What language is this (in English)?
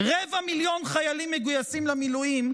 Hebrew